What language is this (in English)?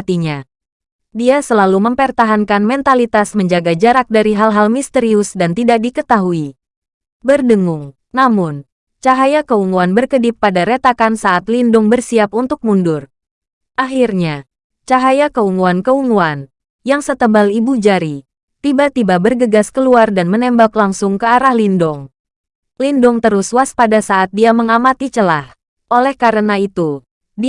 Indonesian